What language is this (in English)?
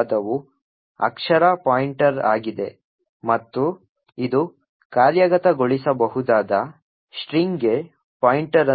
Kannada